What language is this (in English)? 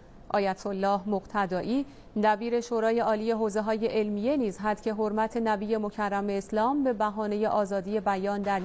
Persian